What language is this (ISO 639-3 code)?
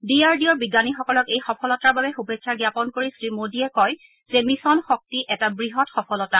asm